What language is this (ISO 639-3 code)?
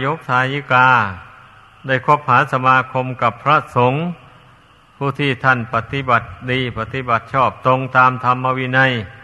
tha